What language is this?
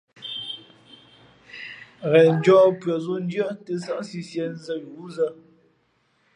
Fe'fe'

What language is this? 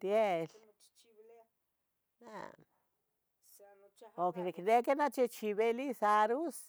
Tetelcingo Nahuatl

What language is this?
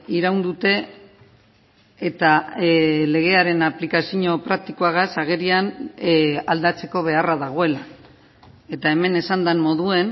Basque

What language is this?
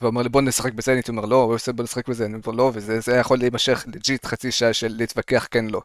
Hebrew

